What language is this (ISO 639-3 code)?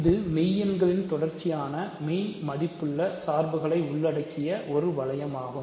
tam